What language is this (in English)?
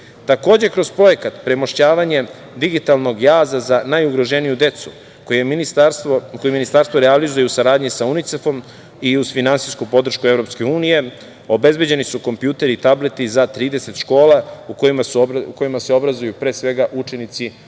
Serbian